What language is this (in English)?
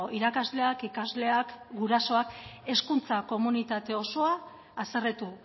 Basque